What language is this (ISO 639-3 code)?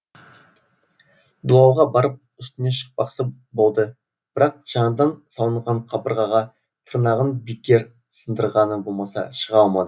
kaz